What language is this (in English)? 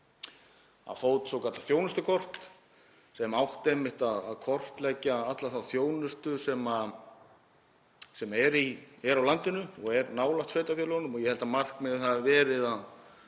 Icelandic